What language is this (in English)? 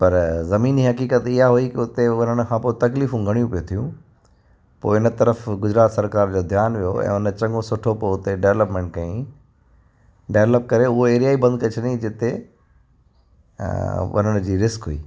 Sindhi